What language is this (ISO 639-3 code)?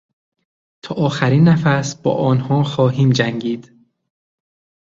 fas